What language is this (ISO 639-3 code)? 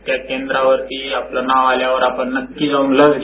mar